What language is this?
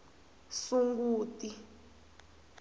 Tsonga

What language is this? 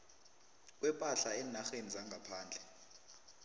South Ndebele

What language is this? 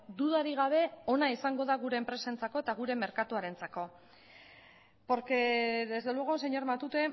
Basque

